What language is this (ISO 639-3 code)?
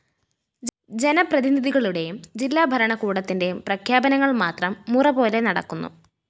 mal